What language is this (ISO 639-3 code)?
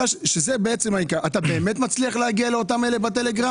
heb